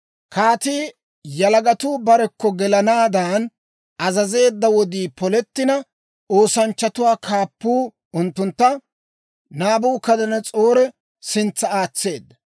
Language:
Dawro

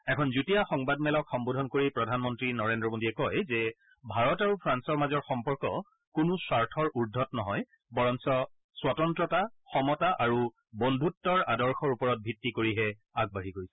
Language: Assamese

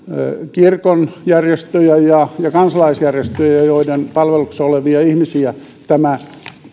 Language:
Finnish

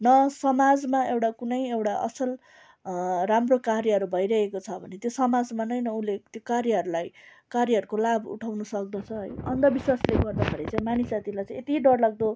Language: Nepali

